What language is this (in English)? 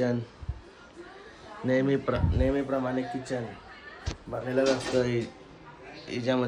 Hindi